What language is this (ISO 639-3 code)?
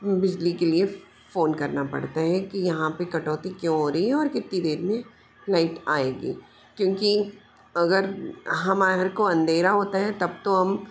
hin